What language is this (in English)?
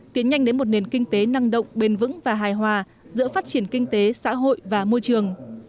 Vietnamese